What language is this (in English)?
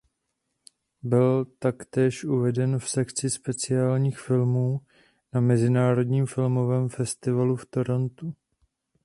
Czech